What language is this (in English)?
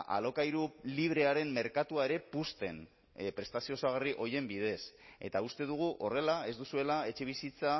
Basque